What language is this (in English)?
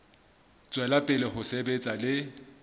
Southern Sotho